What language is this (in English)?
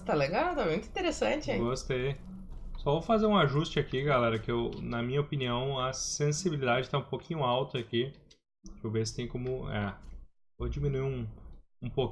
Portuguese